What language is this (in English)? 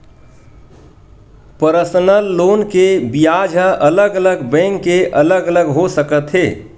Chhattisgarhi